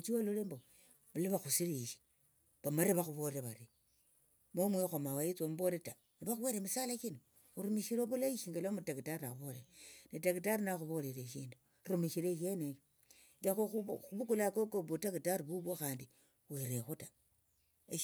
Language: Tsotso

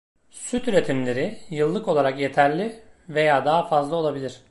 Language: Turkish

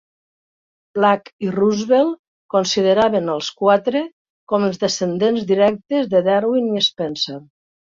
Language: Catalan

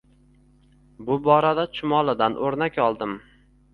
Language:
Uzbek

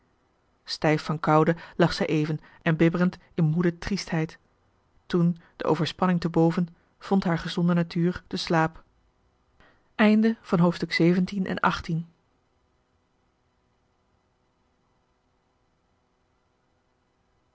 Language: Dutch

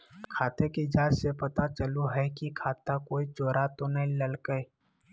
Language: Magahi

